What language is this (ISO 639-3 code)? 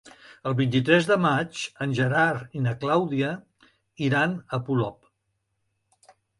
cat